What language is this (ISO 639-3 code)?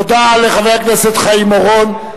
heb